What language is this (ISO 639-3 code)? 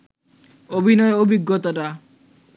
ben